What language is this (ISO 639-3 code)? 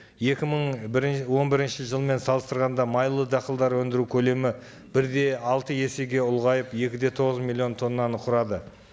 kaz